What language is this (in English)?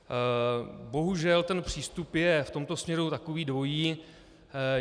Czech